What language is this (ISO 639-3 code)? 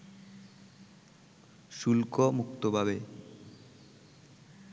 ben